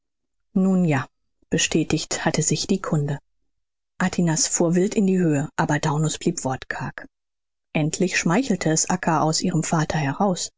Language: German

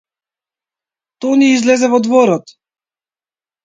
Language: Macedonian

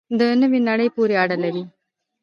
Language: Pashto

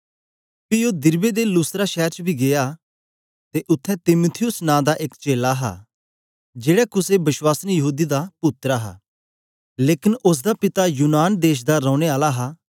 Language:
Dogri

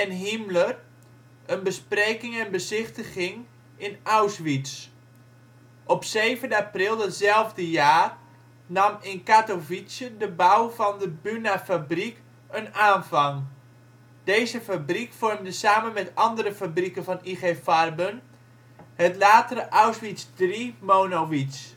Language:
Dutch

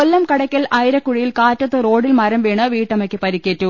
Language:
Malayalam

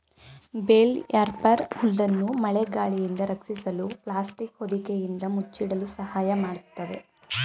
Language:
Kannada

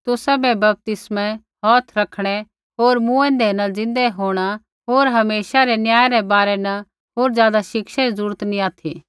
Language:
Kullu Pahari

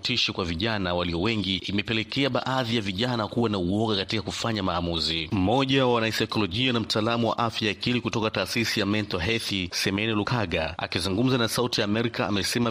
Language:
Swahili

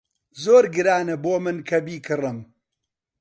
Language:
Central Kurdish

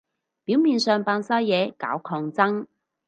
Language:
Cantonese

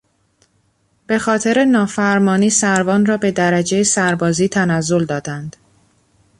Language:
Persian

